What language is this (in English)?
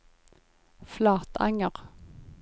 Norwegian